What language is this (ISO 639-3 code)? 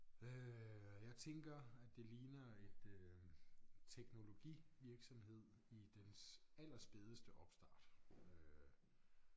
dan